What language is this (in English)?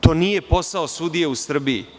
Serbian